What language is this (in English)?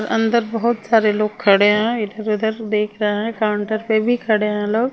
Hindi